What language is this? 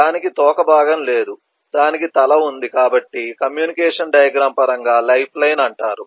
Telugu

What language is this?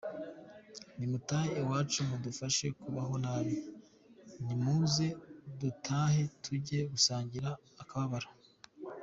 Kinyarwanda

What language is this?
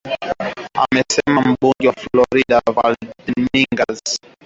Swahili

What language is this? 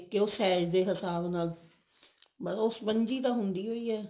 Punjabi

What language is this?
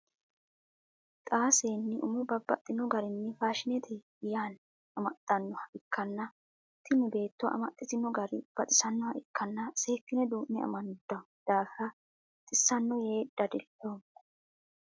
Sidamo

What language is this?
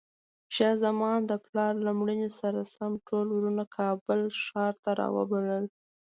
Pashto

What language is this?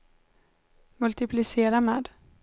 Swedish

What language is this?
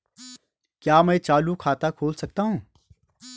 Hindi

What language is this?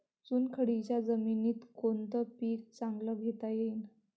Marathi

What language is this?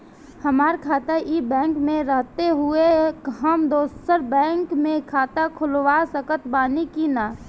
Bhojpuri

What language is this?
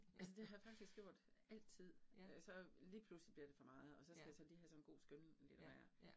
Danish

